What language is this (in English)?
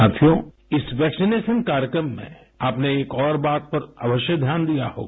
Hindi